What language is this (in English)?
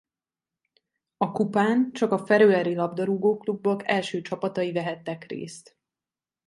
Hungarian